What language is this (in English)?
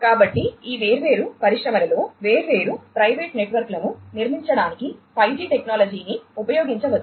Telugu